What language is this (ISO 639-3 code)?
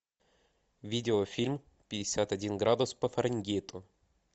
rus